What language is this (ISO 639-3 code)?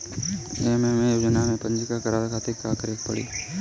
bho